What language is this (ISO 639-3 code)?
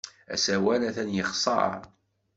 kab